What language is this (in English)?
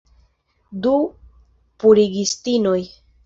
Esperanto